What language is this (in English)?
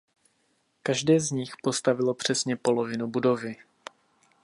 Czech